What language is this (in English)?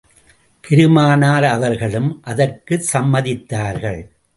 Tamil